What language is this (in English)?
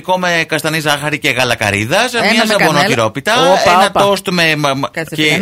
Greek